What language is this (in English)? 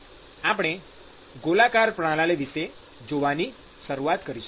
Gujarati